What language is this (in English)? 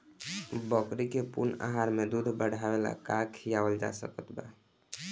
Bhojpuri